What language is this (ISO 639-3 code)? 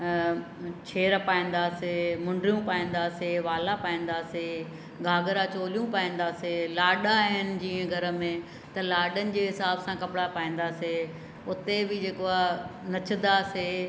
snd